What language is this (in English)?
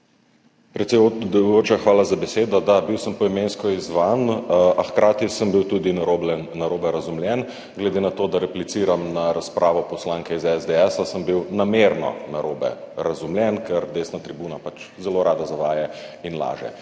Slovenian